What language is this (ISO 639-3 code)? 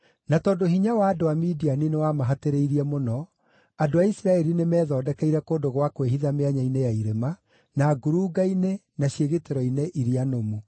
kik